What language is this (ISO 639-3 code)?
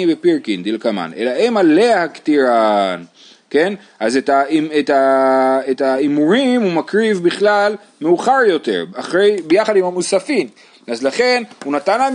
heb